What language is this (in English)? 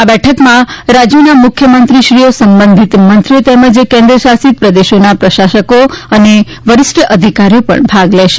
Gujarati